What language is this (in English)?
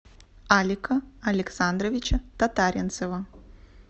Russian